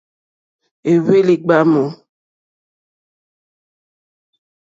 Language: Mokpwe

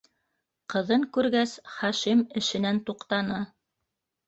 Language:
Bashkir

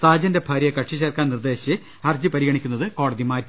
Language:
Malayalam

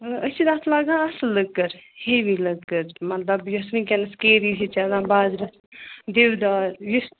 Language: Kashmiri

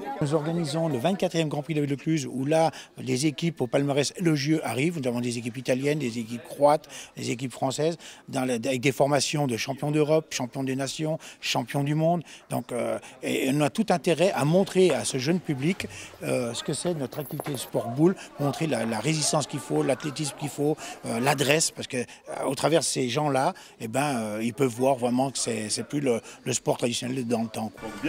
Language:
French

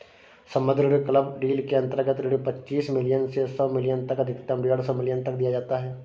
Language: Hindi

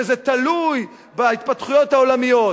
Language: Hebrew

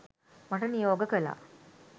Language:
Sinhala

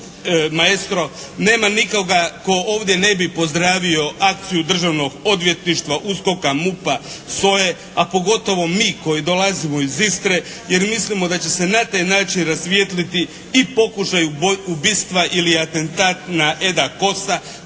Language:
Croatian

